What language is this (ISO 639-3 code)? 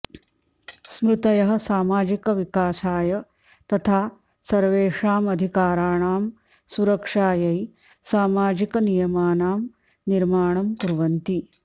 san